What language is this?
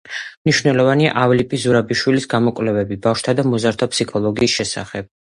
Georgian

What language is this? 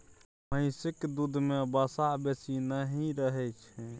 Maithili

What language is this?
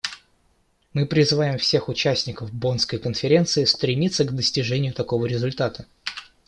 Russian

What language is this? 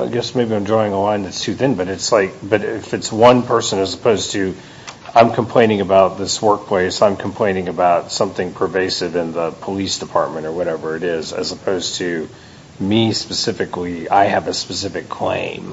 English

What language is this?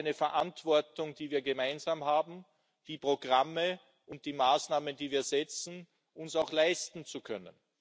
German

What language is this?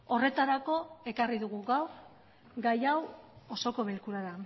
Basque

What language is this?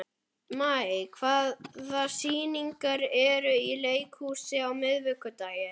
Icelandic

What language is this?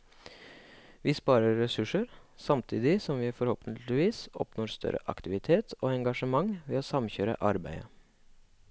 Norwegian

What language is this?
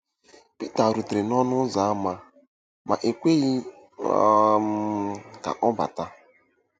Igbo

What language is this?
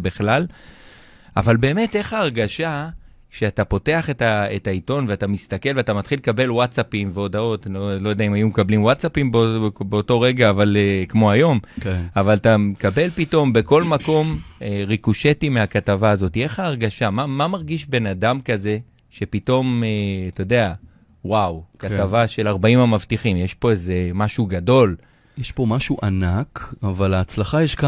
Hebrew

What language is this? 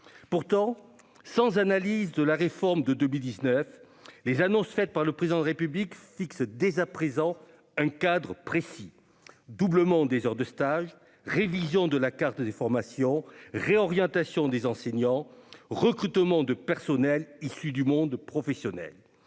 French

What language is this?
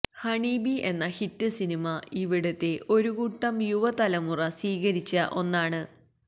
Malayalam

